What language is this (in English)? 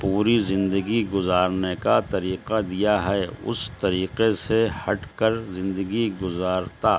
Urdu